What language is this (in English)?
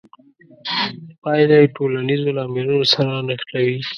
Pashto